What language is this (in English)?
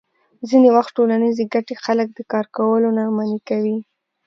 Pashto